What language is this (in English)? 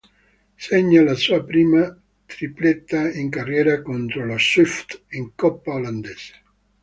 Italian